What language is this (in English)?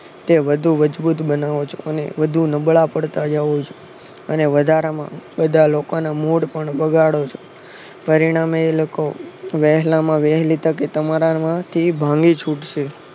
Gujarati